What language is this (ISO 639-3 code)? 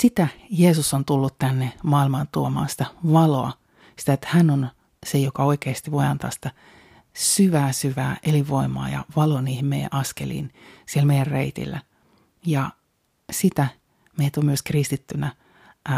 fin